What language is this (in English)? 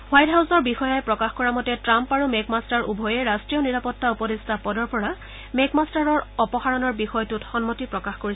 Assamese